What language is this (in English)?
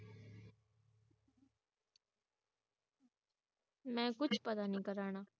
Punjabi